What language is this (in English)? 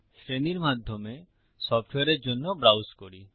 Bangla